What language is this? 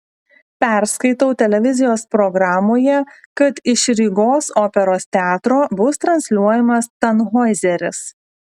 Lithuanian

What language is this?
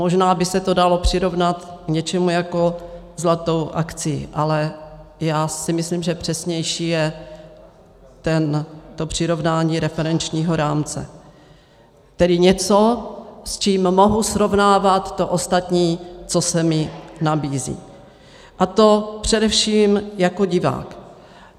Czech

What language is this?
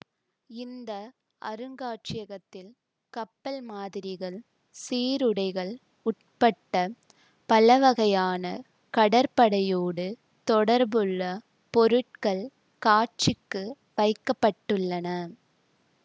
Tamil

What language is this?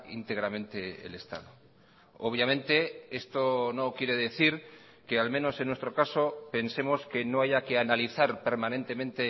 Spanish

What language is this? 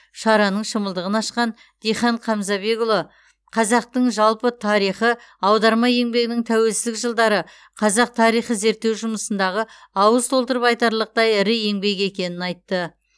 Kazakh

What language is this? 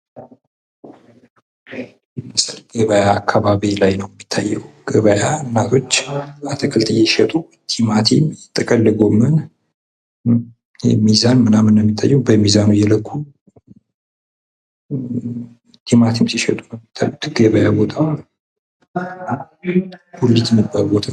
Amharic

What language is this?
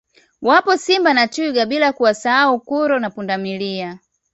Swahili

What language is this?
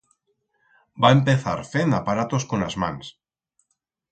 Aragonese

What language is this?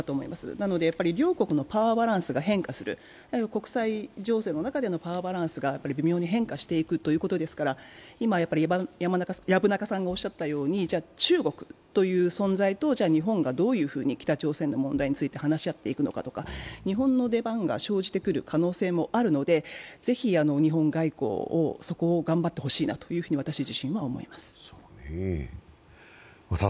Japanese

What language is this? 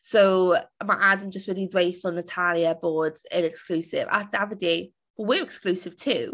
Welsh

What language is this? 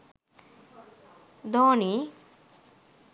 Sinhala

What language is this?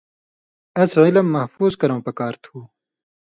Indus Kohistani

